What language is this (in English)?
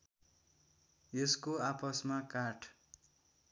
Nepali